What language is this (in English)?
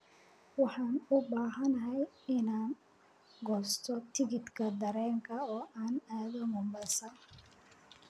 Somali